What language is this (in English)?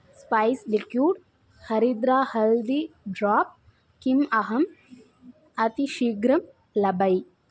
Sanskrit